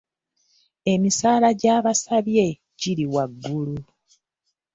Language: Ganda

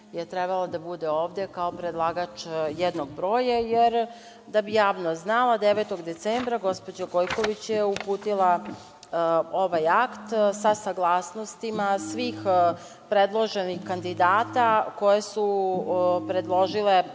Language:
Serbian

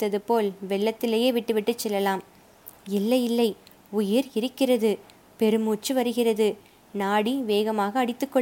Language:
Tamil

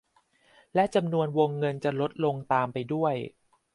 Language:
Thai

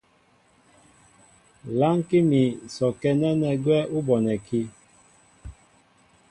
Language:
Mbo (Cameroon)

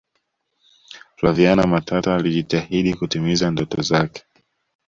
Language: Swahili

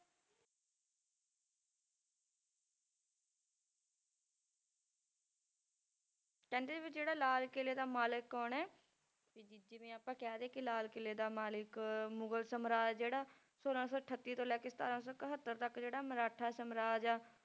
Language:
Punjabi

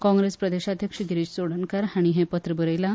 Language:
Konkani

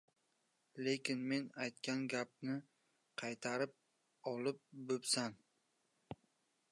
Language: Uzbek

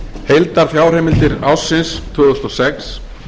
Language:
Icelandic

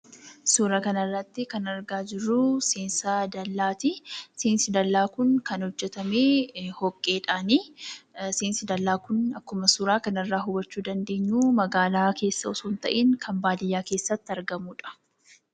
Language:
Oromo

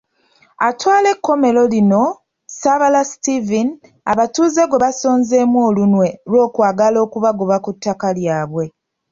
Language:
Ganda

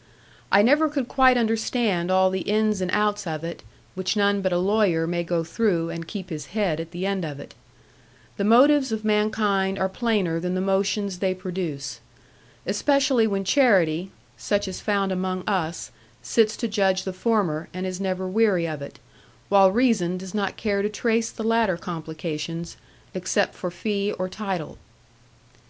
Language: English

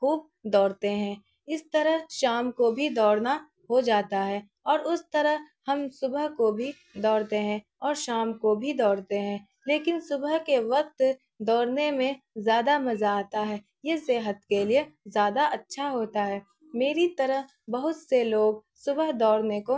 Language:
Urdu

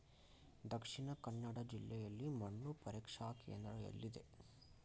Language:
Kannada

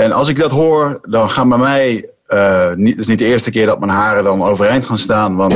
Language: Dutch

